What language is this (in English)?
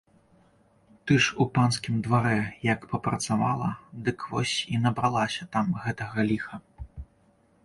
Belarusian